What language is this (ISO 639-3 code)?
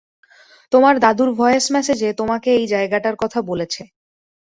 ben